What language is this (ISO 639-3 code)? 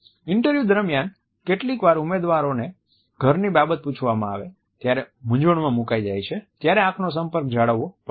guj